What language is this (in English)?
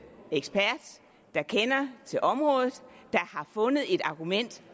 Danish